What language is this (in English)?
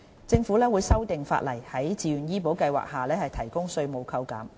Cantonese